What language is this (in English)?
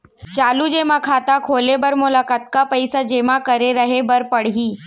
Chhattisgarhi